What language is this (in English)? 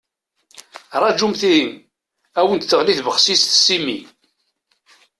Kabyle